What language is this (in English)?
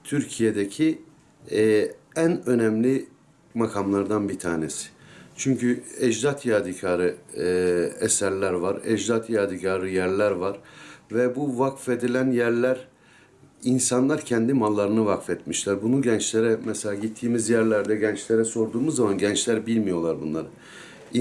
Turkish